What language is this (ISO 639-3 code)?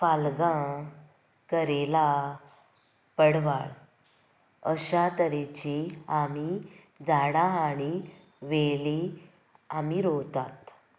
kok